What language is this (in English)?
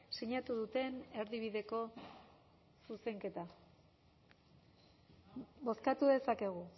Basque